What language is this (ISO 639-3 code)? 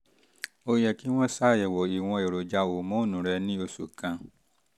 yor